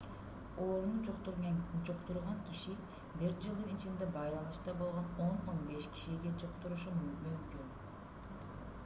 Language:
Kyrgyz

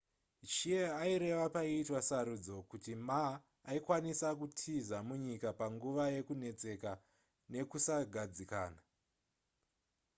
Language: Shona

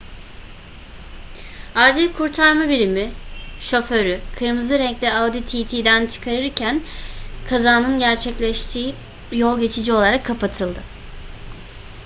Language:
Turkish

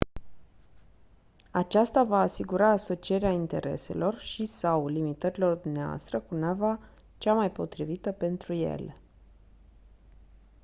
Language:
Romanian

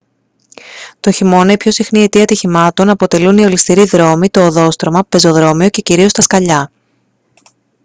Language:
Greek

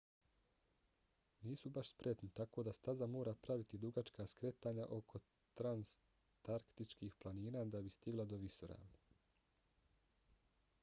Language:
Bosnian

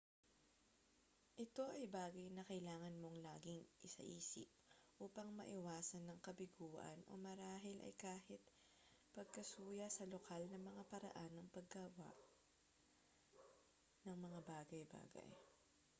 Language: Filipino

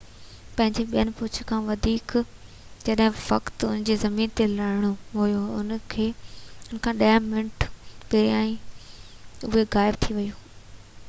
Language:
Sindhi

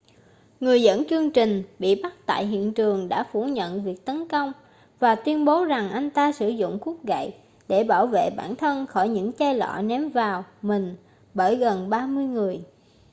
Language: Vietnamese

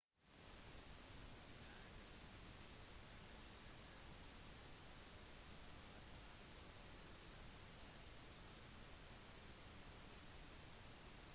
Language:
Norwegian Bokmål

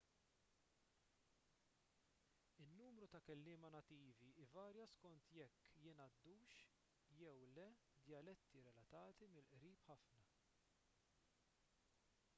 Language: Maltese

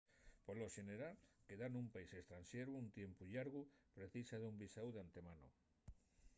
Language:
Asturian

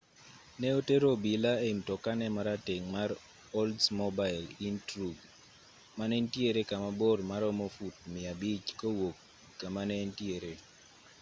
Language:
Luo (Kenya and Tanzania)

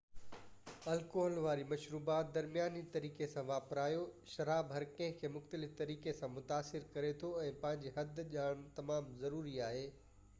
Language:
Sindhi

